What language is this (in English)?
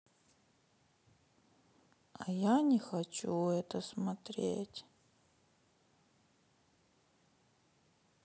Russian